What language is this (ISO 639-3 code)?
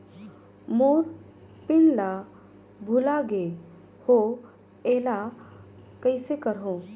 hne